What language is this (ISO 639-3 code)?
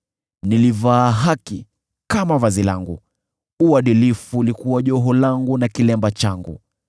swa